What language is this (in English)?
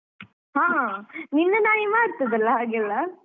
Kannada